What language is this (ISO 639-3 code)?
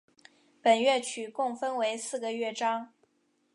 zho